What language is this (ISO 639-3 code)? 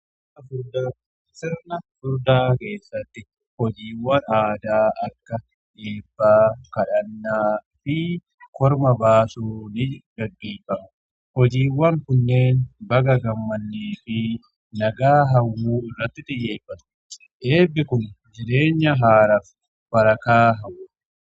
orm